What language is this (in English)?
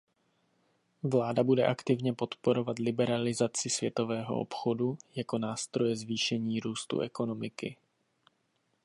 Czech